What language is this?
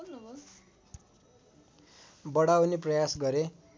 Nepali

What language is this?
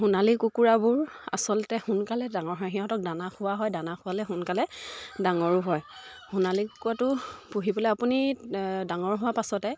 Assamese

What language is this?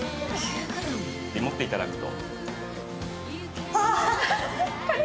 Japanese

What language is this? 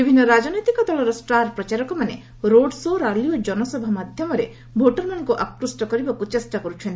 Odia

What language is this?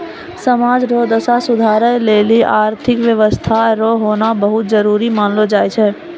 Maithili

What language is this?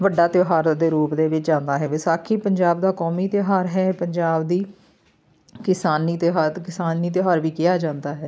Punjabi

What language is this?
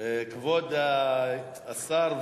Hebrew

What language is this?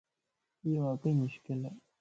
Lasi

